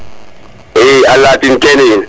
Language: Serer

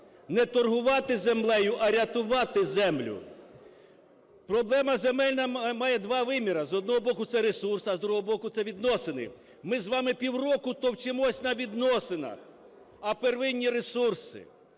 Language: Ukrainian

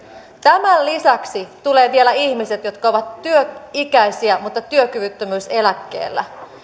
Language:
Finnish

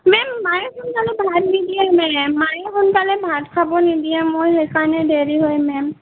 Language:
Assamese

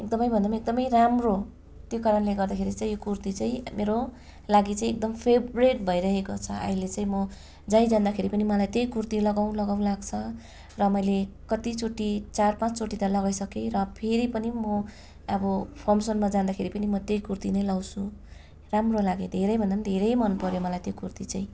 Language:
Nepali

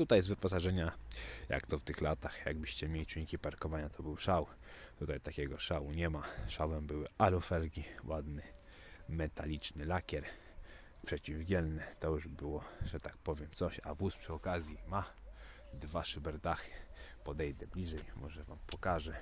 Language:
Polish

